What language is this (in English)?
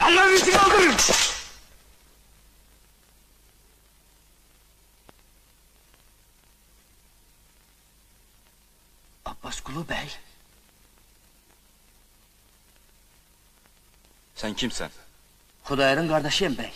Turkish